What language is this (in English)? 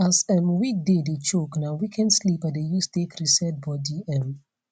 Nigerian Pidgin